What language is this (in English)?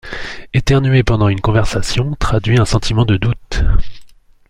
French